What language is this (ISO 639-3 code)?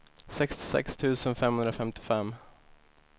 swe